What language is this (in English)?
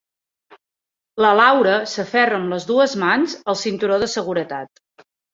Catalan